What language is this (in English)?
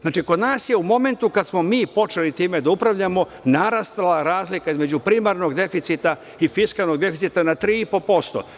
Serbian